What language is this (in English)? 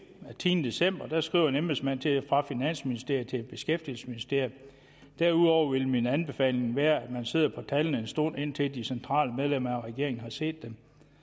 Danish